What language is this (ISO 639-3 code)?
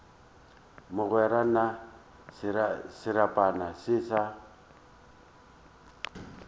nso